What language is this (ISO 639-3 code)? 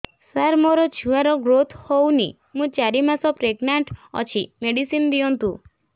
ori